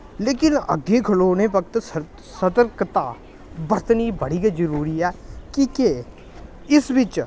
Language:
Dogri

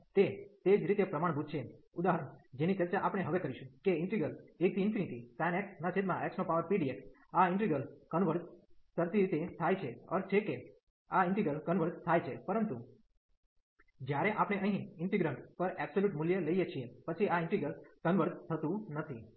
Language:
Gujarati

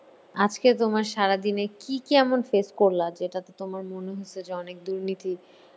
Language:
Bangla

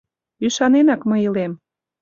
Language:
Mari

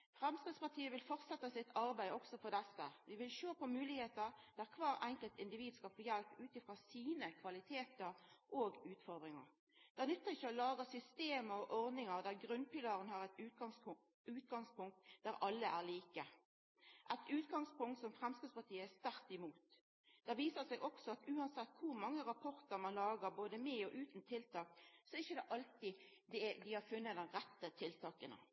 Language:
Norwegian Nynorsk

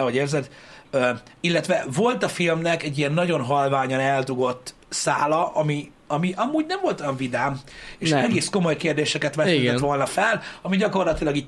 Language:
Hungarian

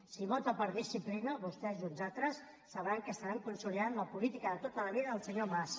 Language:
Catalan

